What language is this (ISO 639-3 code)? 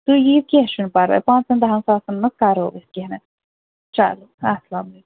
kas